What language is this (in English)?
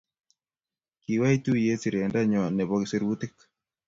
Kalenjin